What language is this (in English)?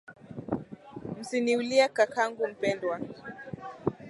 Swahili